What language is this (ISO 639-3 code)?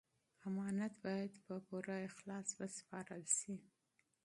pus